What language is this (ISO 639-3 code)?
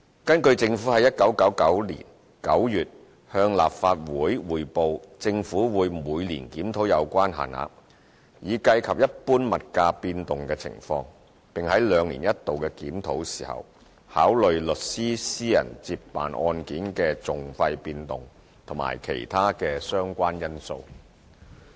yue